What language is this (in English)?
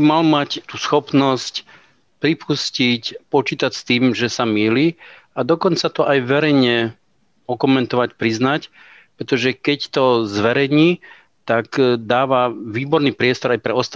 Slovak